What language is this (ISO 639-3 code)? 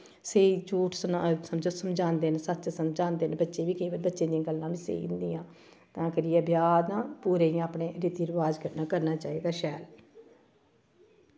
doi